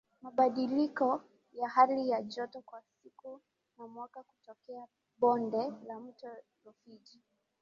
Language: Swahili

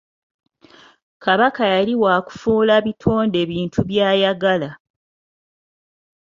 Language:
Ganda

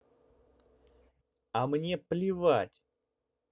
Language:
Russian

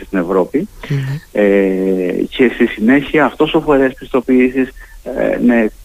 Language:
Greek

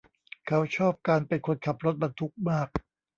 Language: Thai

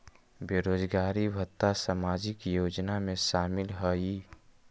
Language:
Magahi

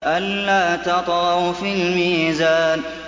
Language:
Arabic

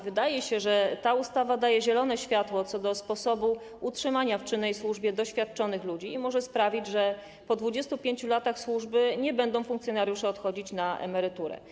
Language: Polish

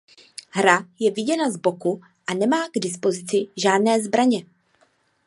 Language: Czech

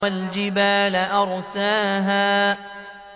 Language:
Arabic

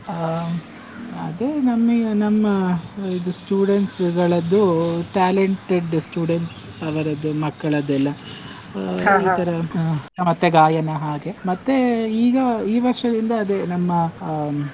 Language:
Kannada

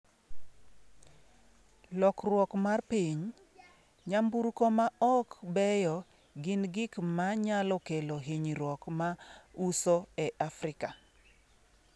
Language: Luo (Kenya and Tanzania)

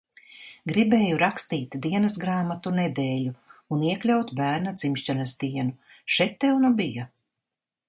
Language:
Latvian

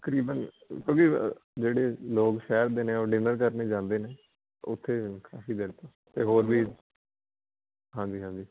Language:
Punjabi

